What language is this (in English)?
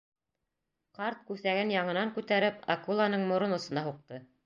Bashkir